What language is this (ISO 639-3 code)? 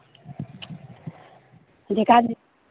mni